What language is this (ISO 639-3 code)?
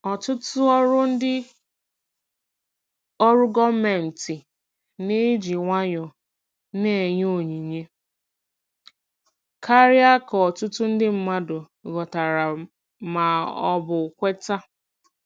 ibo